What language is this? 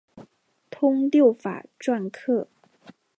Chinese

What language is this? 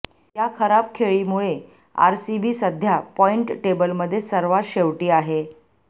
Marathi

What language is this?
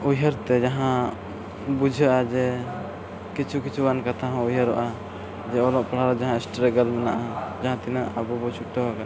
Santali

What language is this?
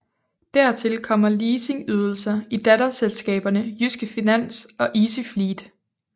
Danish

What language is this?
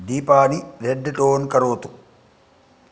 Sanskrit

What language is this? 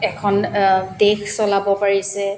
Assamese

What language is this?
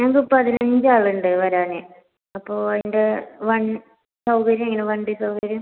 Malayalam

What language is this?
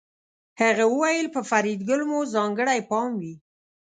Pashto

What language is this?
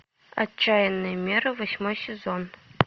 Russian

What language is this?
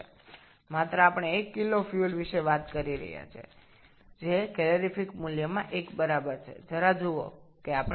Bangla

